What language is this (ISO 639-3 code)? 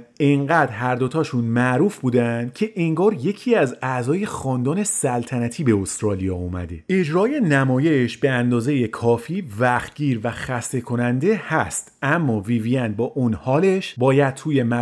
fas